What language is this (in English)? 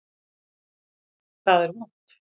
Icelandic